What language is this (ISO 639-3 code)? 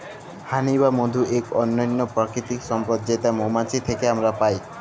ben